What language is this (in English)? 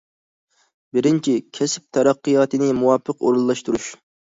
Uyghur